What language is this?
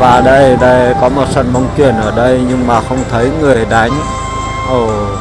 Vietnamese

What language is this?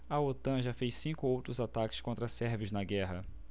Portuguese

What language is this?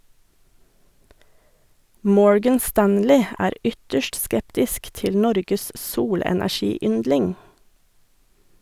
Norwegian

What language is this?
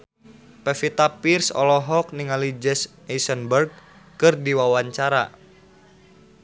Sundanese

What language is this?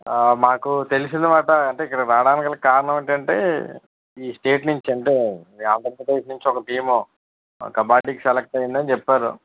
Telugu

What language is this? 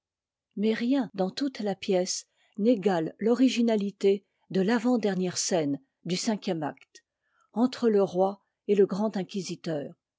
French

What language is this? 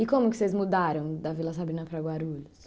Portuguese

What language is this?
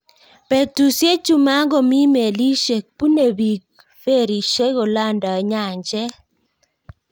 Kalenjin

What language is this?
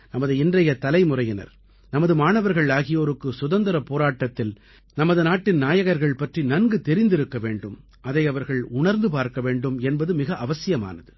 Tamil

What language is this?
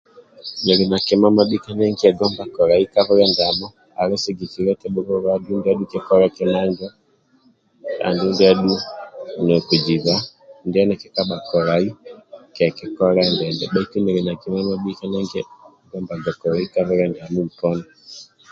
Amba (Uganda)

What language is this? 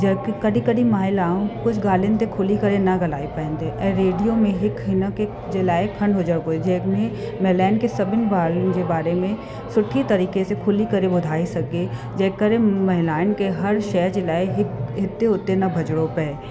Sindhi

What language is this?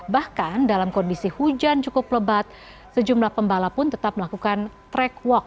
Indonesian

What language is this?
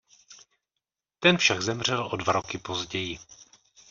Czech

